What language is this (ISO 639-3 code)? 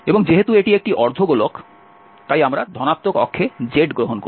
ben